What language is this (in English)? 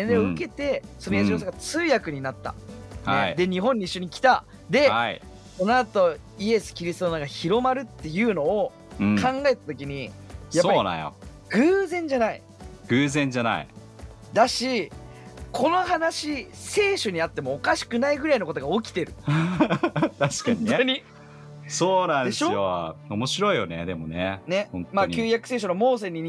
Japanese